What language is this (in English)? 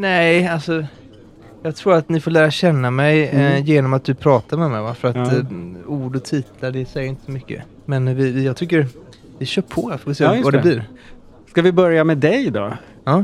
Swedish